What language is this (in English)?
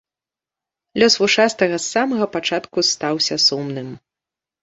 Belarusian